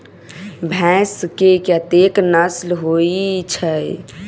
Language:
Maithili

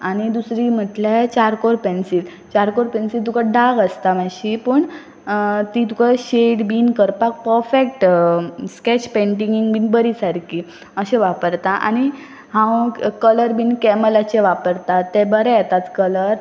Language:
Konkani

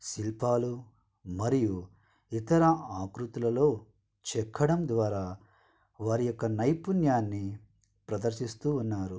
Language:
Telugu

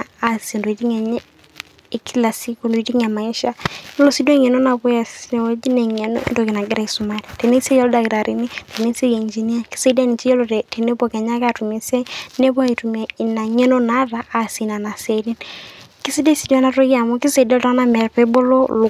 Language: Masai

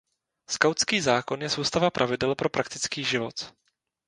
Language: Czech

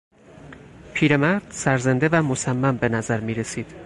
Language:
Persian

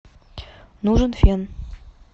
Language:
Russian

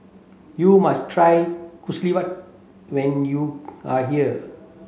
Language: English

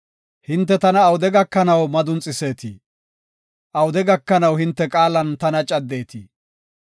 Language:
Gofa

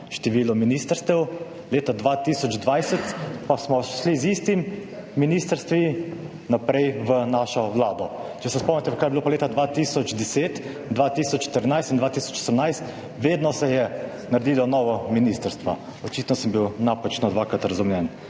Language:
Slovenian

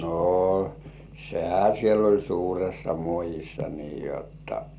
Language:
Finnish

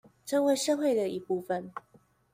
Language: Chinese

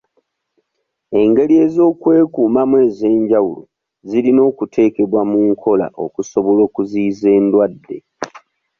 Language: Ganda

